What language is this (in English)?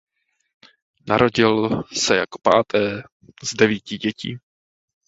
Czech